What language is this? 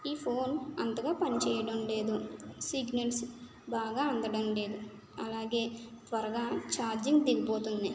Telugu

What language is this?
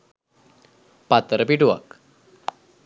Sinhala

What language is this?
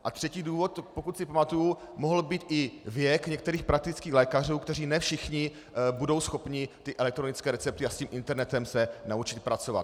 Czech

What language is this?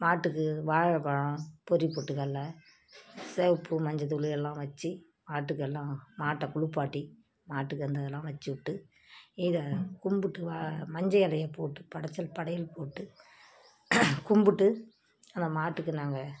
Tamil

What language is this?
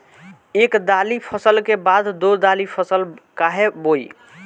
Bhojpuri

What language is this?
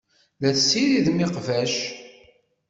Kabyle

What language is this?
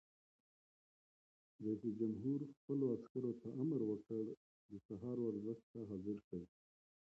Pashto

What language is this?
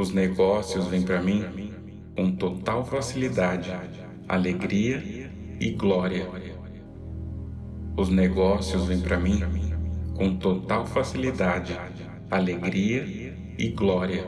Portuguese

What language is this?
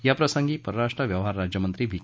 Marathi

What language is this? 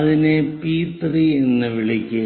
Malayalam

